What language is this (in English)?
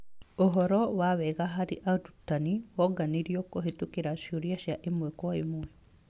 Kikuyu